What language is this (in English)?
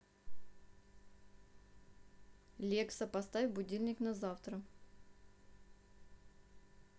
Russian